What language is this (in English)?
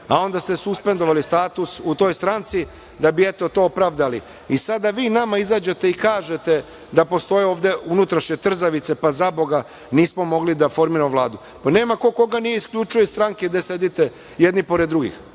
Serbian